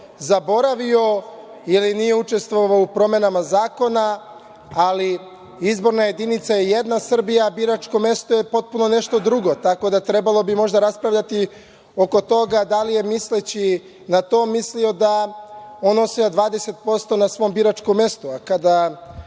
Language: Serbian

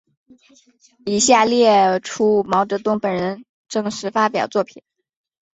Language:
Chinese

